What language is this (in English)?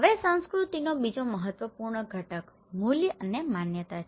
Gujarati